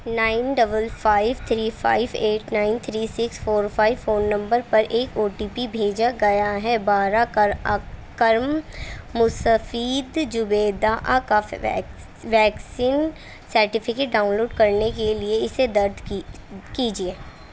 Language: Urdu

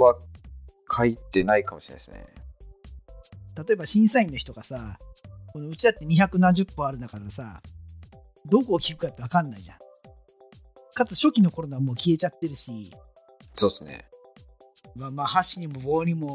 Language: Japanese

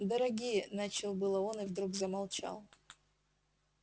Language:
Russian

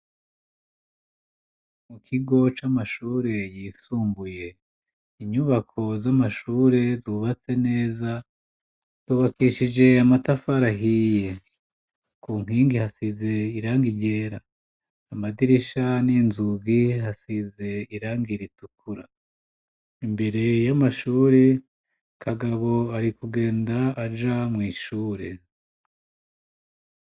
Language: Rundi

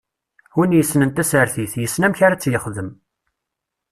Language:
Kabyle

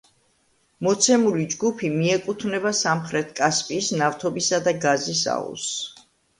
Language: Georgian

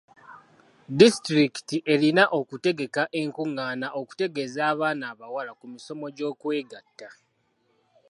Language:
Ganda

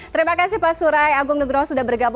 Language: Indonesian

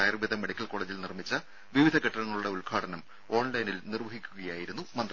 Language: Malayalam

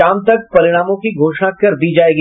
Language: Hindi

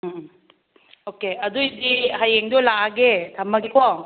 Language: Manipuri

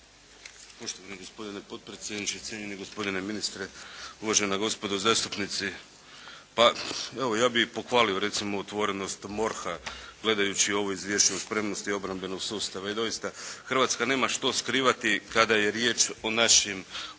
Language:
Croatian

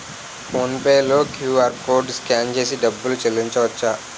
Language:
Telugu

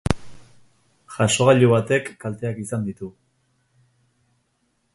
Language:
Basque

